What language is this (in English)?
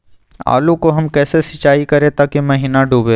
Magahi